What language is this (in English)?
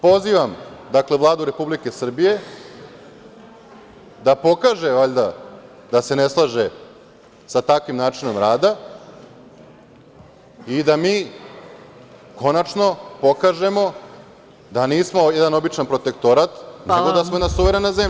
Serbian